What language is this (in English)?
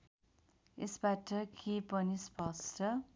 Nepali